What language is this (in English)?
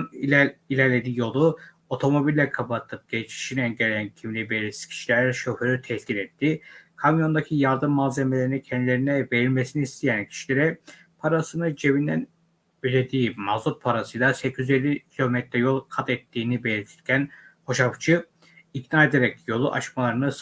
Turkish